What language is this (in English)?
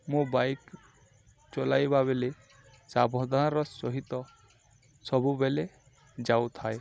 Odia